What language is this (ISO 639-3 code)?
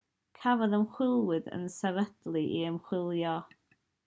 cym